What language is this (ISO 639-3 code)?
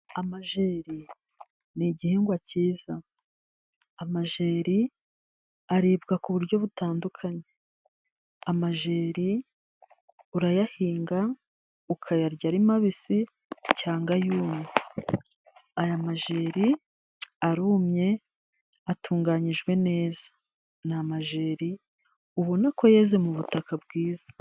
kin